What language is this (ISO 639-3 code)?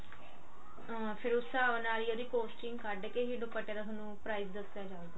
pan